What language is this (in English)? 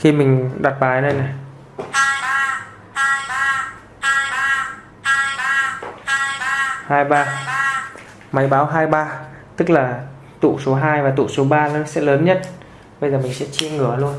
Vietnamese